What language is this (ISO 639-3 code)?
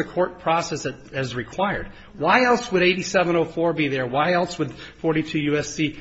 eng